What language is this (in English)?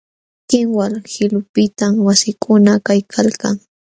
Jauja Wanca Quechua